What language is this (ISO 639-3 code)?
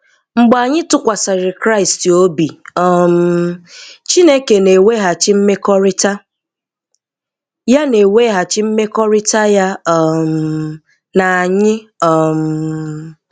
ibo